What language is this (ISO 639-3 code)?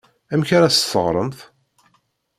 kab